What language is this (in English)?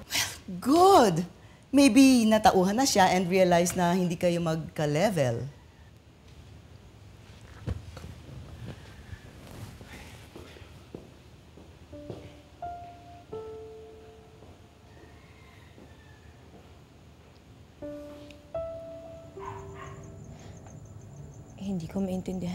Filipino